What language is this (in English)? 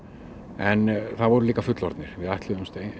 Icelandic